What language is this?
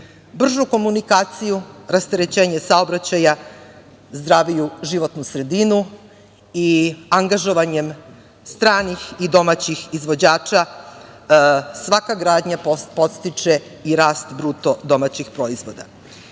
Serbian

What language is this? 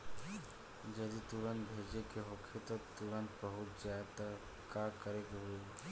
Bhojpuri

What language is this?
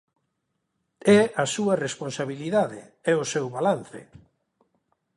Galician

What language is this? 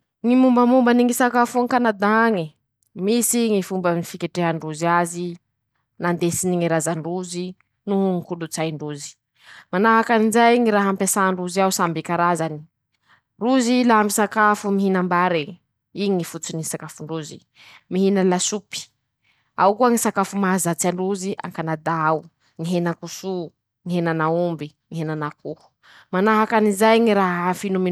Masikoro Malagasy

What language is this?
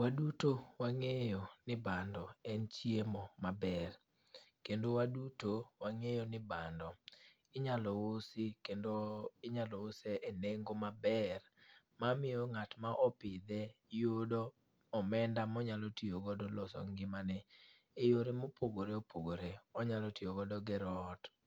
Luo (Kenya and Tanzania)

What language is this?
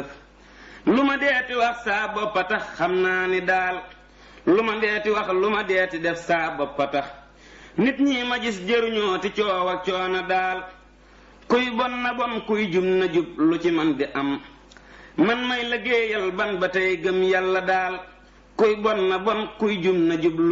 Indonesian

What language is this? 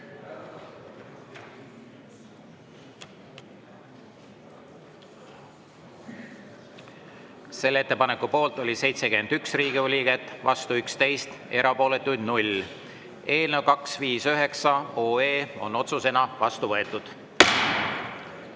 Estonian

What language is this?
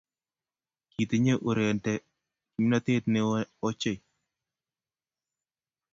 Kalenjin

